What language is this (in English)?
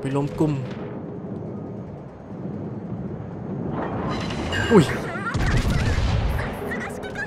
Thai